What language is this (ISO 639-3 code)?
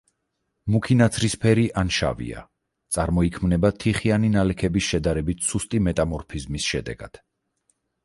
kat